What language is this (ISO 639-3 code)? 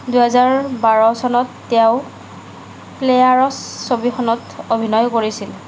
asm